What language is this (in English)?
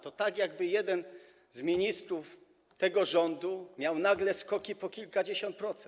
Polish